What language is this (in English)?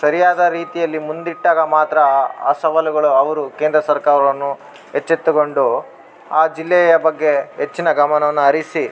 Kannada